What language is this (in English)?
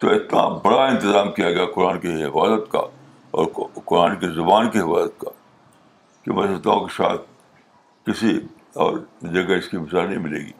Urdu